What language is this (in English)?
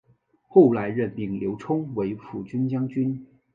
Chinese